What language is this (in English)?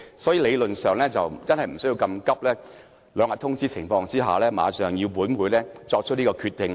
Cantonese